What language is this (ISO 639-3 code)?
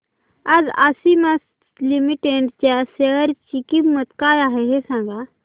mar